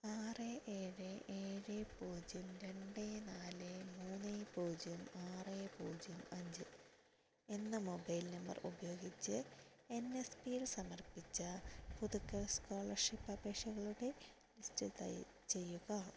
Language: Malayalam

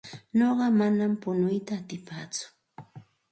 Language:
Santa Ana de Tusi Pasco Quechua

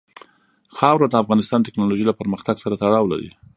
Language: Pashto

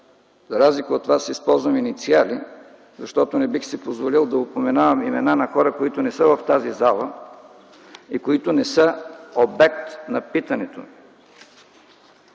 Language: Bulgarian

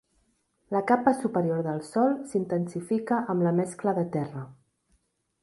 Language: Catalan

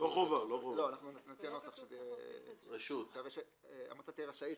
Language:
Hebrew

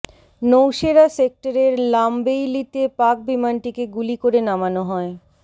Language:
Bangla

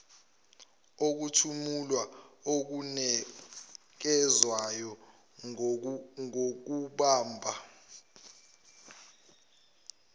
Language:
Zulu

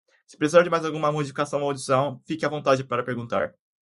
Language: Portuguese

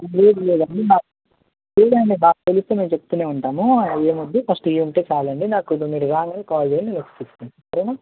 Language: Telugu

